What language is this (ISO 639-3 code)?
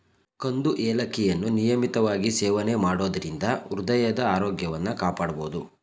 kan